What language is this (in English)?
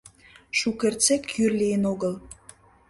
Mari